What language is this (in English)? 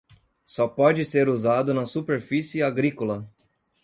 Portuguese